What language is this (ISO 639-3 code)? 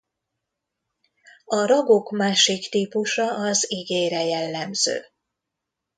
hun